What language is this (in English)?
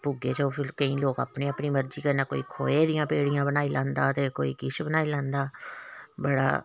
Dogri